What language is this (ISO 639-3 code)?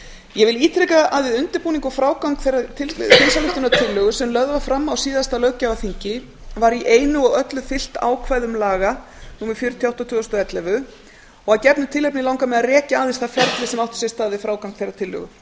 isl